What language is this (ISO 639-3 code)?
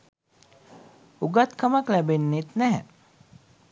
sin